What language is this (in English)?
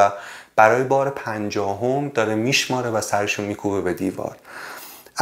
Persian